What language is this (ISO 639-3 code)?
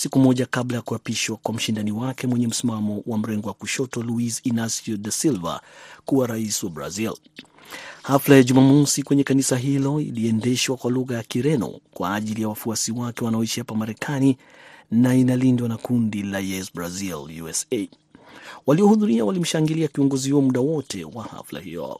swa